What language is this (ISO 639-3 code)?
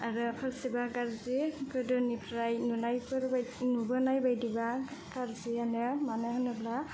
brx